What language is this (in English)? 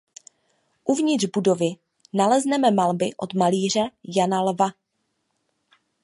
Czech